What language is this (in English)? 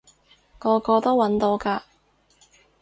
Cantonese